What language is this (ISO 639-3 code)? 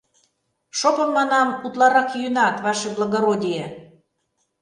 chm